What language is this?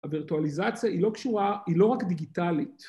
Hebrew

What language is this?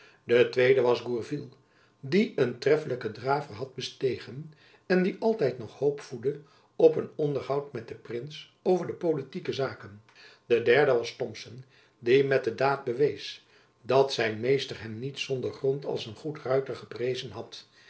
Dutch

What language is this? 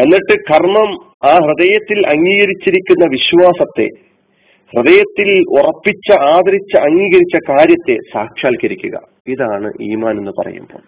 Malayalam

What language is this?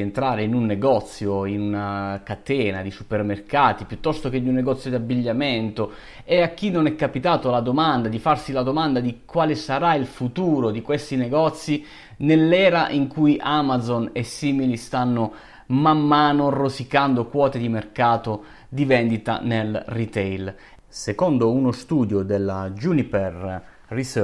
Italian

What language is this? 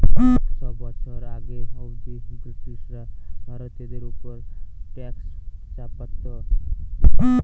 Bangla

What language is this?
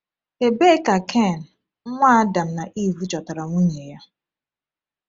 Igbo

